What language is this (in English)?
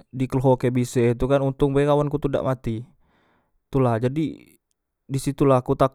Musi